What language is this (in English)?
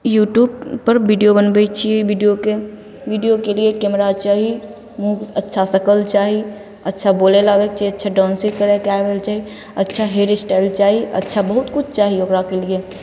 Maithili